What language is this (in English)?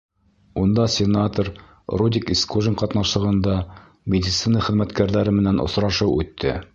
Bashkir